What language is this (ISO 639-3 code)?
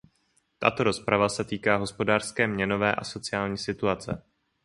ces